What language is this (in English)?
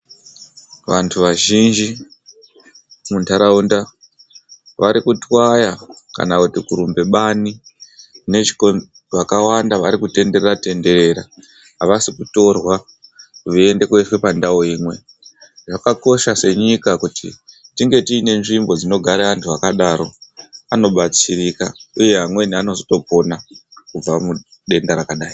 Ndau